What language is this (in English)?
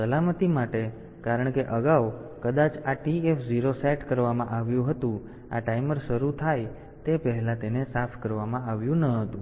Gujarati